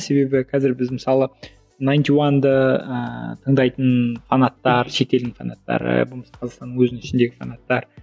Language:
Kazakh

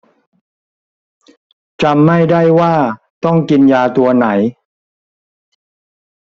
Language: Thai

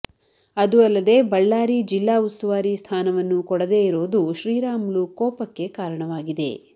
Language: Kannada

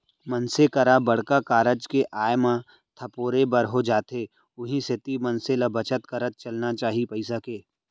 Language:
Chhattisgarhi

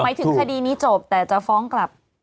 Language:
Thai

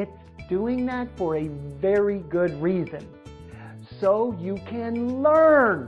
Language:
English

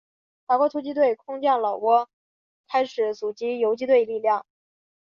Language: Chinese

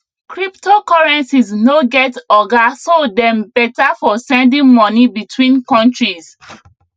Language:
Nigerian Pidgin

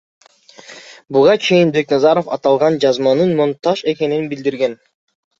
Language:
Kyrgyz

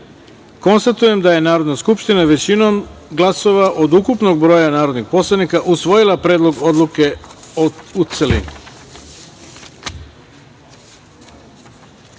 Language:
Serbian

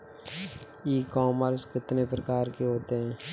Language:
Hindi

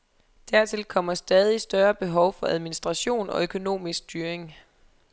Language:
Danish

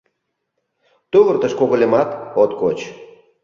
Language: Mari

